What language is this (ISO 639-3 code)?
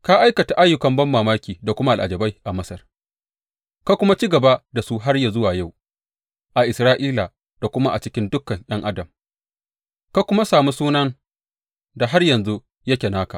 hau